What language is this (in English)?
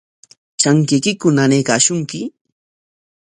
Corongo Ancash Quechua